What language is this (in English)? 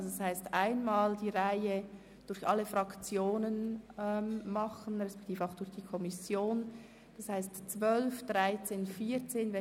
Swiss German